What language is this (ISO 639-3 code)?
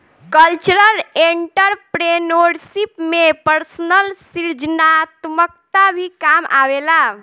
bho